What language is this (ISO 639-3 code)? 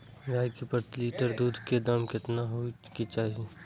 mai